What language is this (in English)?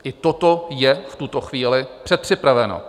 Czech